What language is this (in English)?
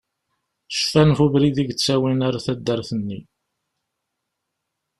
Kabyle